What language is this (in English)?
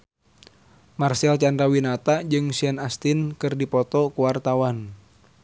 Sundanese